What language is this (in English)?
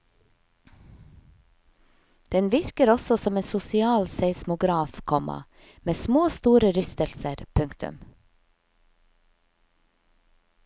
Norwegian